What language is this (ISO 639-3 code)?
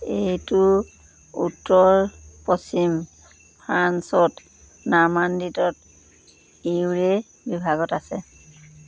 asm